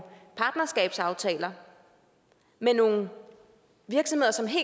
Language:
Danish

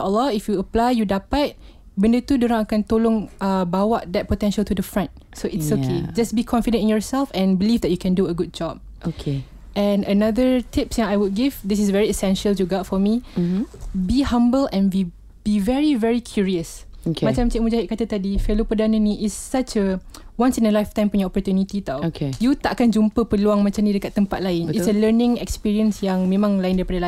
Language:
Malay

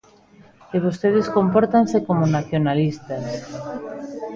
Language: Galician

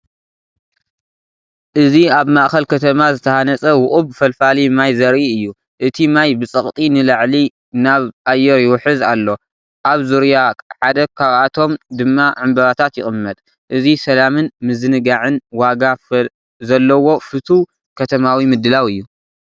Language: Tigrinya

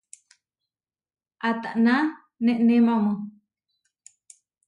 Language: Huarijio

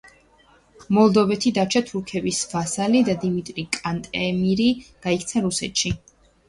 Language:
Georgian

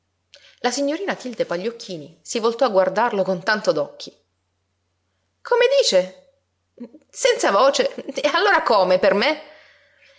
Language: Italian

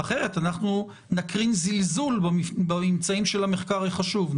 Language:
Hebrew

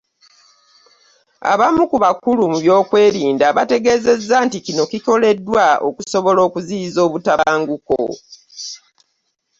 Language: Ganda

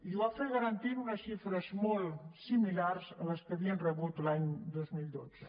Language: Catalan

